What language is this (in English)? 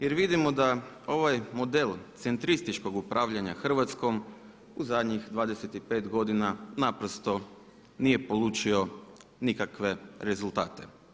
Croatian